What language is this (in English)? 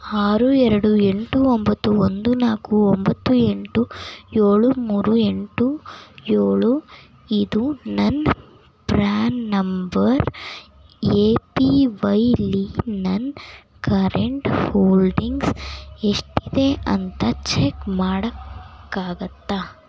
Kannada